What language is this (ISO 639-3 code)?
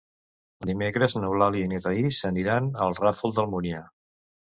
cat